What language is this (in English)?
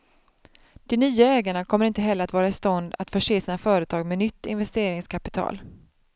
Swedish